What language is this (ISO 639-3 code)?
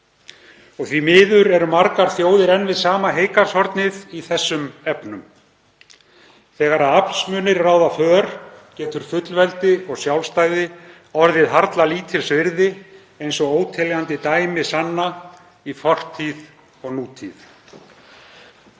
isl